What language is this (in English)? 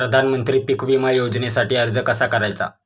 Marathi